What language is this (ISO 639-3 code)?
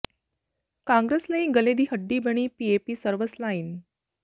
pan